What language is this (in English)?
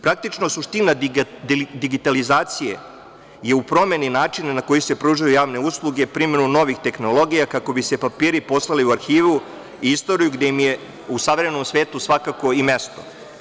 Serbian